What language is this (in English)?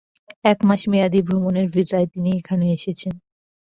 Bangla